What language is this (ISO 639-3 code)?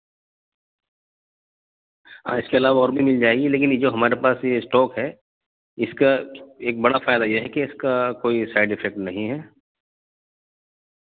urd